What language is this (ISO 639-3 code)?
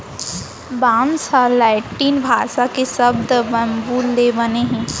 hne